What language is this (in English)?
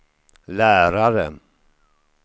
Swedish